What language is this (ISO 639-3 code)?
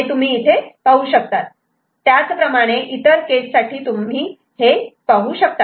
mar